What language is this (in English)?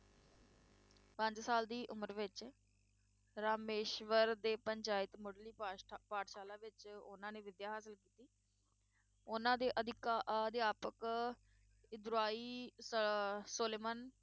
Punjabi